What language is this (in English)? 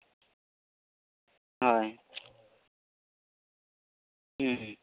Santali